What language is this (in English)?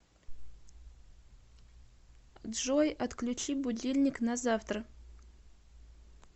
Russian